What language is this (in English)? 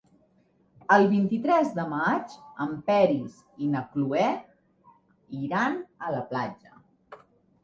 Catalan